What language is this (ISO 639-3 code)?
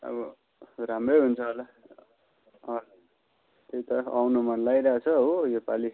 nep